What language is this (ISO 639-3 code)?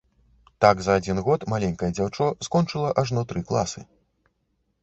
bel